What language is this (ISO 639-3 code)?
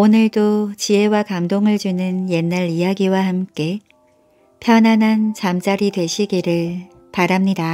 kor